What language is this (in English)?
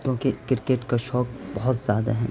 Urdu